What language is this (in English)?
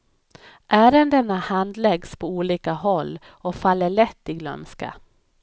Swedish